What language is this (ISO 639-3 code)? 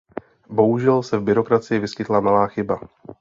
ces